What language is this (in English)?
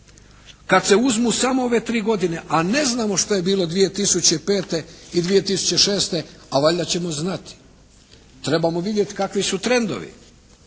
Croatian